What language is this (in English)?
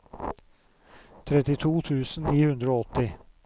Norwegian